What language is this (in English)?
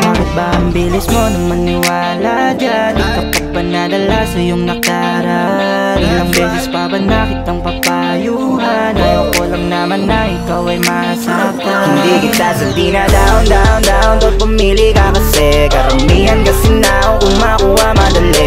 Korean